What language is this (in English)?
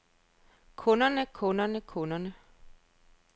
Danish